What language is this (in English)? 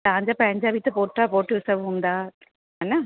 Sindhi